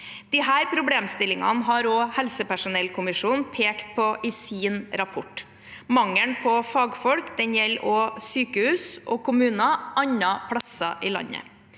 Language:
Norwegian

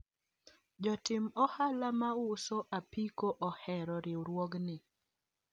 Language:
Luo (Kenya and Tanzania)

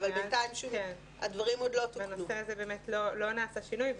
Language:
Hebrew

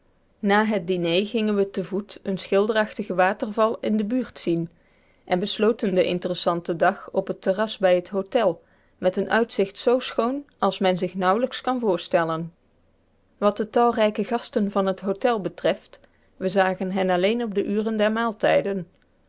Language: Dutch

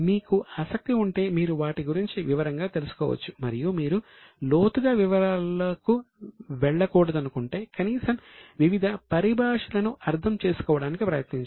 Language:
Telugu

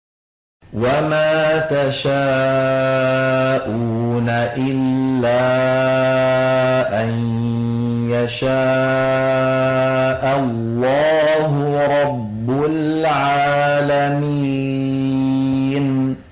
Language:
Arabic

